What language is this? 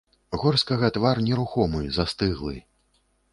Belarusian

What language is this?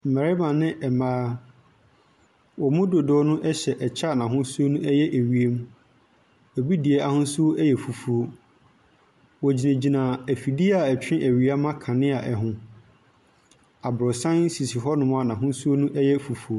Akan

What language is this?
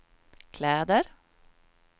Swedish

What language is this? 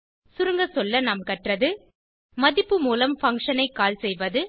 Tamil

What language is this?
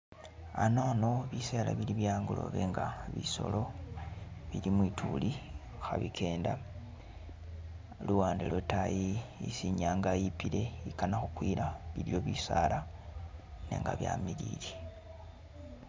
Masaaba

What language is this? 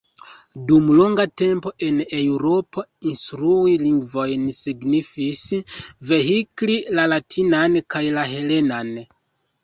Esperanto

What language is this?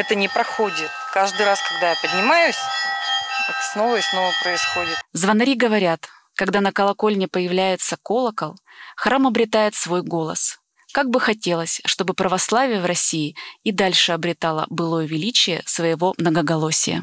Russian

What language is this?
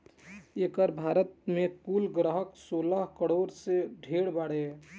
Bhojpuri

